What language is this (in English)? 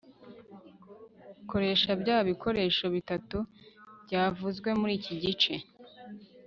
Kinyarwanda